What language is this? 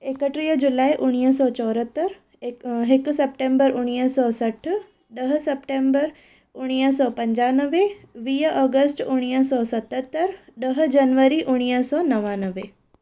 Sindhi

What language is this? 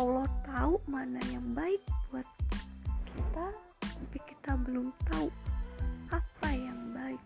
Indonesian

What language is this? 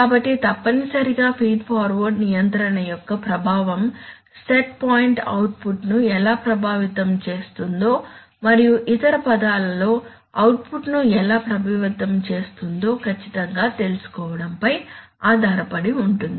Telugu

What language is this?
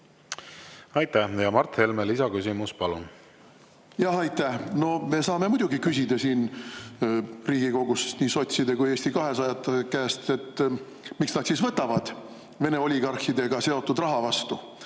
Estonian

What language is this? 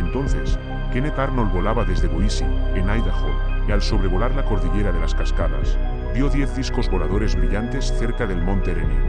Spanish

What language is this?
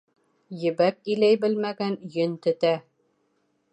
Bashkir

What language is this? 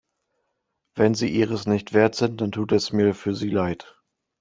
German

